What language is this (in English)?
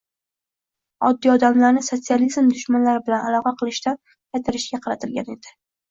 Uzbek